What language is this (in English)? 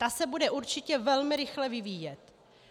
Czech